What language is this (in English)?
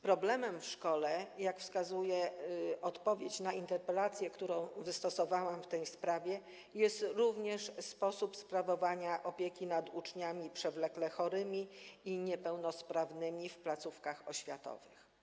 Polish